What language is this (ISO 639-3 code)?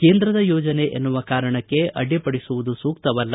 kan